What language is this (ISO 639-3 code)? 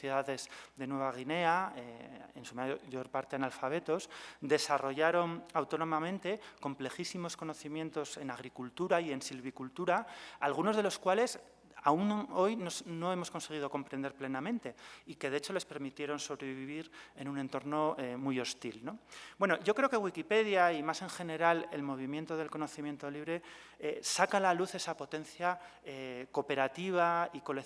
spa